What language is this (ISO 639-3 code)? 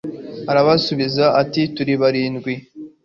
kin